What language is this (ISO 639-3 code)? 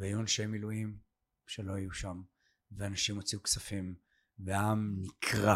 heb